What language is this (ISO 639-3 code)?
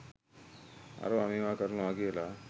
sin